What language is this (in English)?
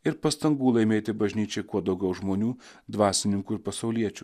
Lithuanian